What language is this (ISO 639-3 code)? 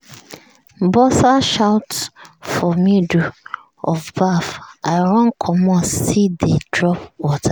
pcm